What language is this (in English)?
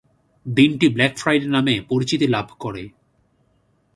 Bangla